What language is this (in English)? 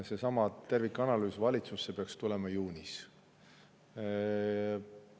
Estonian